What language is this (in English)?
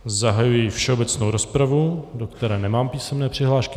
Czech